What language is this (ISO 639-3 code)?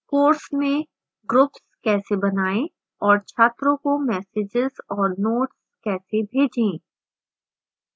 hin